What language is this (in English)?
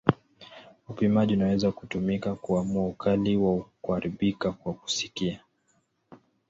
Swahili